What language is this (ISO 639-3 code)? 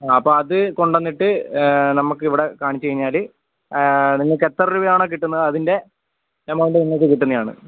mal